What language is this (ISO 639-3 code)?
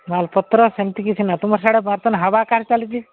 ori